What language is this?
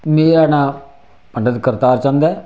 Dogri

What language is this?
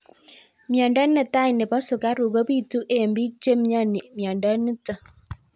Kalenjin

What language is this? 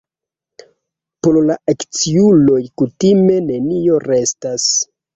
Esperanto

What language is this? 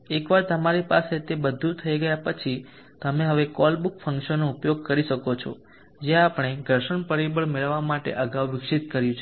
Gujarati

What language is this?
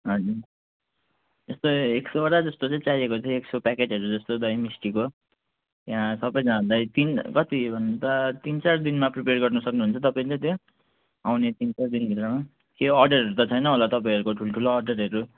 Nepali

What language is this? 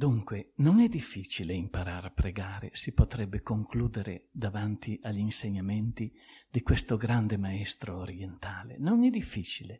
Italian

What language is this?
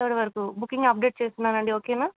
Telugu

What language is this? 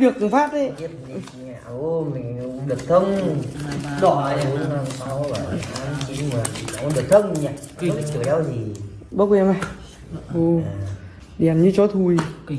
Vietnamese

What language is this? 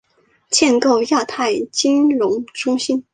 Chinese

